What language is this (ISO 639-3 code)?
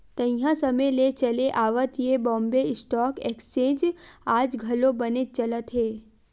hne